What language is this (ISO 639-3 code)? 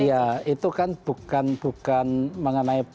ind